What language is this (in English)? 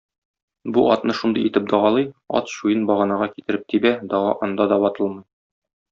Tatar